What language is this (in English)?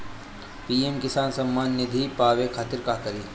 Bhojpuri